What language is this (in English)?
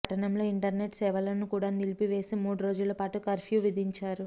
Telugu